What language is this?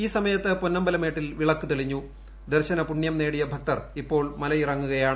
Malayalam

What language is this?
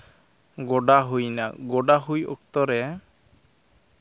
Santali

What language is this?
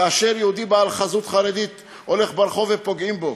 Hebrew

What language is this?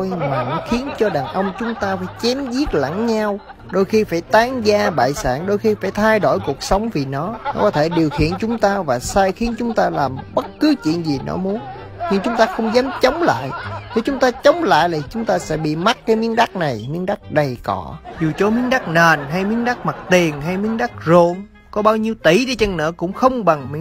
Vietnamese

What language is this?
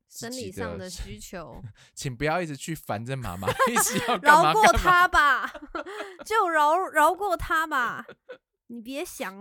Chinese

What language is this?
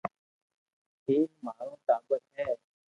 Loarki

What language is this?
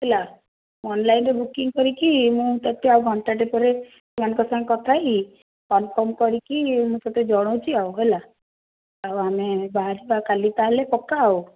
Odia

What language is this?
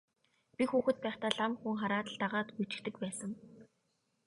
Mongolian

